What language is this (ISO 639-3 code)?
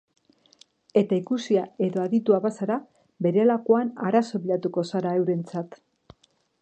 eus